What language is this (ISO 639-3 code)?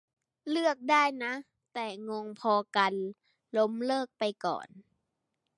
tha